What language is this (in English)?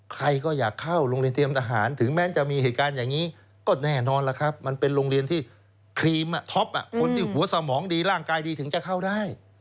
Thai